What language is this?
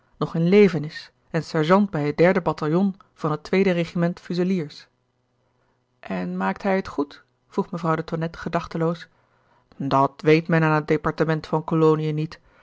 Dutch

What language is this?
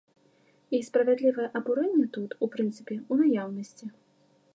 Belarusian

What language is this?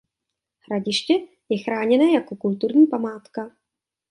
Czech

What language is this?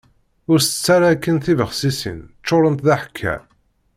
Kabyle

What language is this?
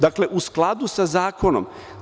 Serbian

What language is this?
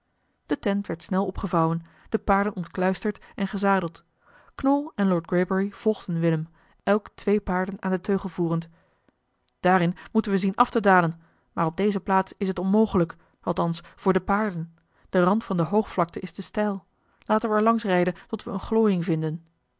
Dutch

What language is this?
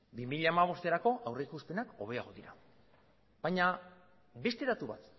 Basque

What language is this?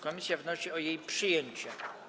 Polish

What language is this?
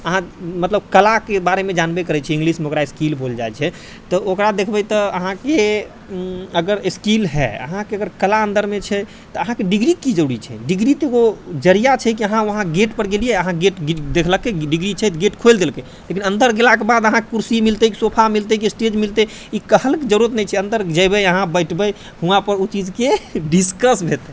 Maithili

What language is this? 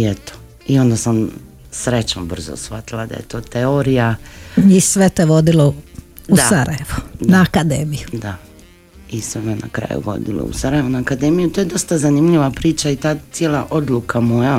Croatian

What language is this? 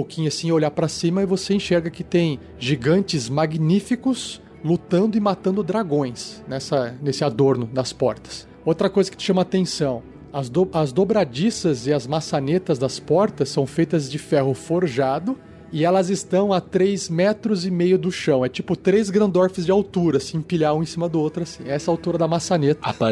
Portuguese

